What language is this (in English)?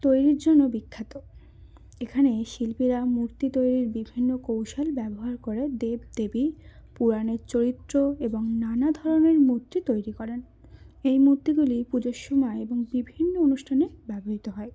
Bangla